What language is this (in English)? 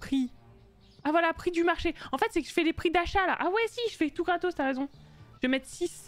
French